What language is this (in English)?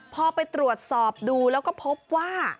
Thai